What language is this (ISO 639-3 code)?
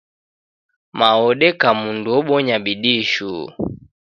dav